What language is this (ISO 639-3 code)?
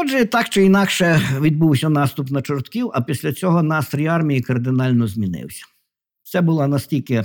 ukr